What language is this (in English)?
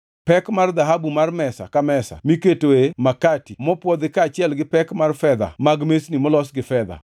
Luo (Kenya and Tanzania)